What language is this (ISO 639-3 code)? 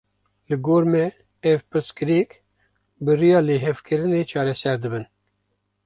kur